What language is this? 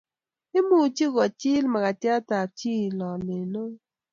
Kalenjin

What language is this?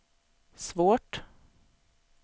Swedish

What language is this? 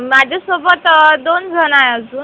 Marathi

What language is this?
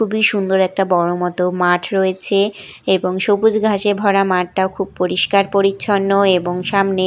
Bangla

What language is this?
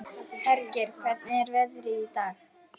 Icelandic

